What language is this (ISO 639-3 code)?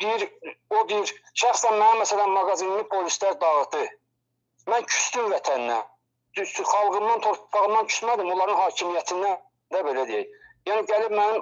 tur